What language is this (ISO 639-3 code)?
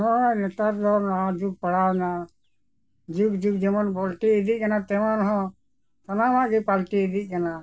sat